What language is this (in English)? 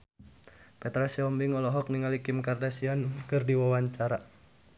Sundanese